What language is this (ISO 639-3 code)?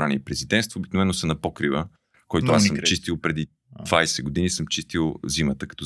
bul